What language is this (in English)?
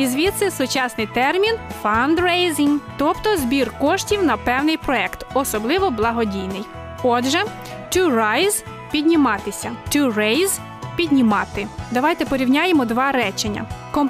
Ukrainian